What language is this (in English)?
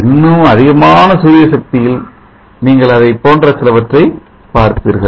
Tamil